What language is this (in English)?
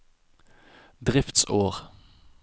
Norwegian